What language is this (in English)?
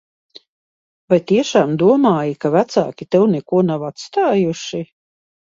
Latvian